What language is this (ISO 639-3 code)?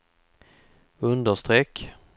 swe